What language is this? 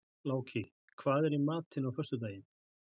Icelandic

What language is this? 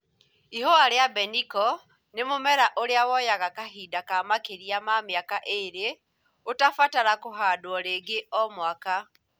Kikuyu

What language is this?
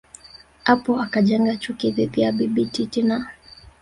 Swahili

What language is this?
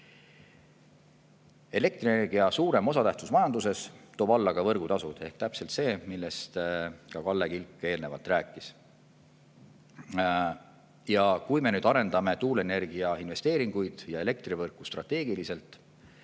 Estonian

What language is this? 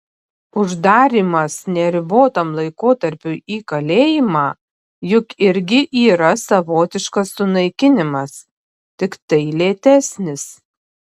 Lithuanian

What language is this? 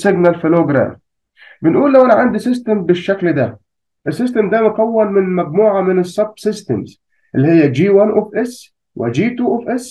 Arabic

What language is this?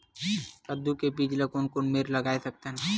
Chhattisgarhi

